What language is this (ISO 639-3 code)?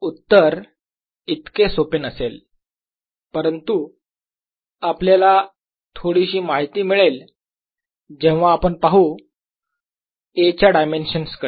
mar